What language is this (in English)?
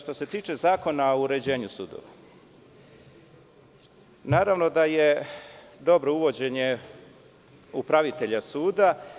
Serbian